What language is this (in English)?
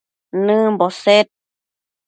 Matsés